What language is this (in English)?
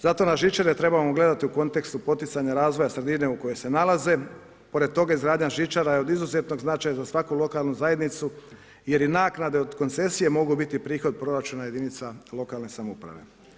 Croatian